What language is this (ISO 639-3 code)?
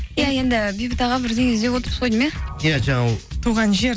kaz